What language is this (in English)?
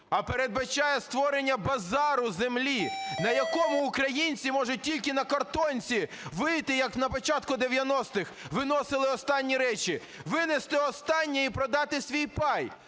Ukrainian